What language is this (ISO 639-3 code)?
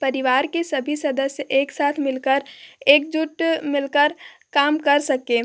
hin